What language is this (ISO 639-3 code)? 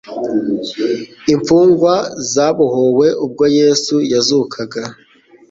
kin